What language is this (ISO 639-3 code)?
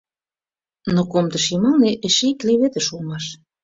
chm